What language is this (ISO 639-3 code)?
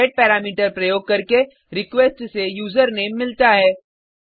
hin